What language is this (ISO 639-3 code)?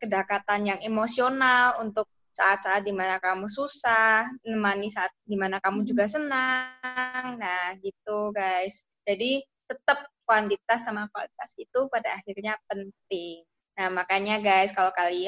ind